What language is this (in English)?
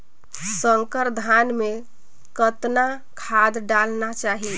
Chhattisgarhi